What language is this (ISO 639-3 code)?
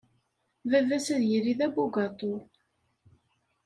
kab